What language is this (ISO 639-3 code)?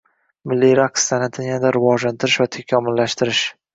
uzb